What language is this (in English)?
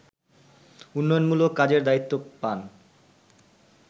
Bangla